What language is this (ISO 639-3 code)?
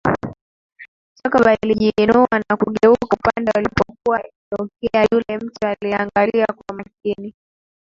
swa